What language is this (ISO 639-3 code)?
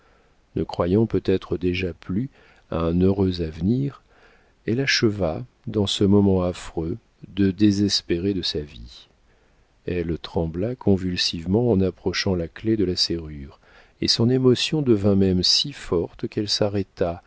fra